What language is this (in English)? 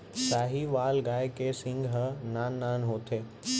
Chhattisgarhi